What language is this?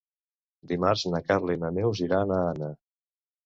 Catalan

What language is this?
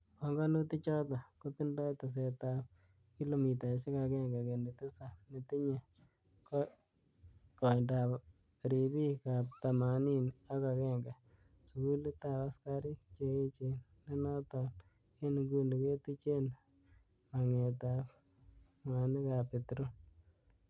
Kalenjin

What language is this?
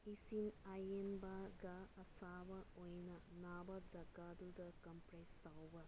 Manipuri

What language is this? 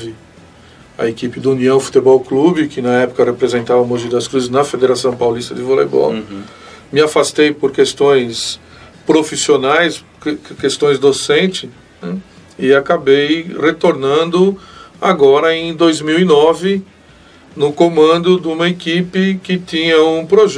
Portuguese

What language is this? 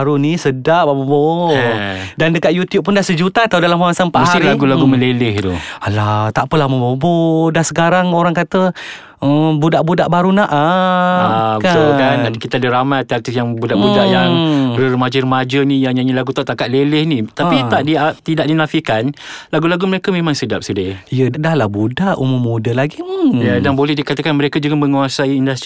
Malay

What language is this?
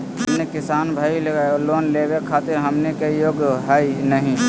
Magahi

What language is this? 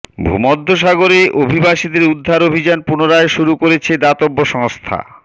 Bangla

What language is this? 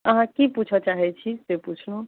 Maithili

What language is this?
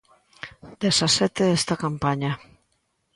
Galician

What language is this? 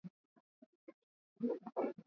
Swahili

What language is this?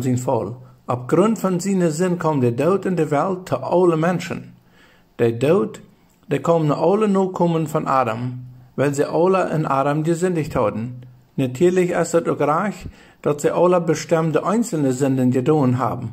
German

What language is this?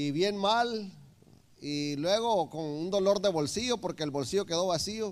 Spanish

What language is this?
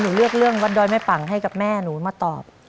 Thai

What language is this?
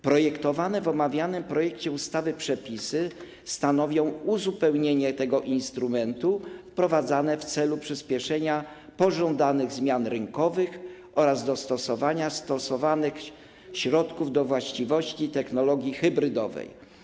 Polish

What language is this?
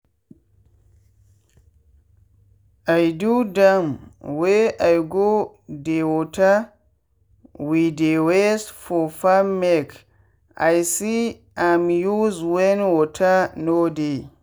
Nigerian Pidgin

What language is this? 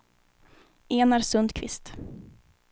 Swedish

